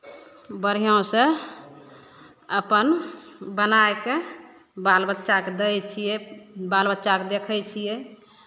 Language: Maithili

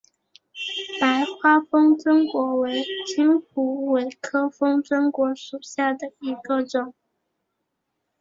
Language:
Chinese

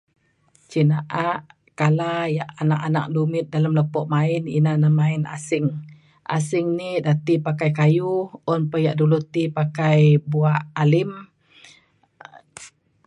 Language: Mainstream Kenyah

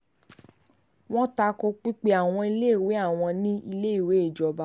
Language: Yoruba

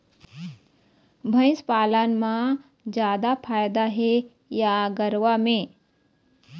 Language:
Chhattisgarhi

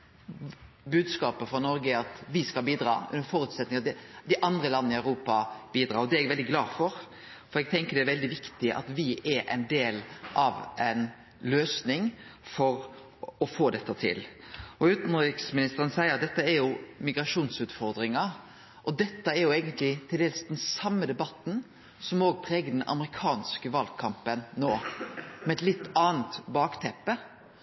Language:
Norwegian Nynorsk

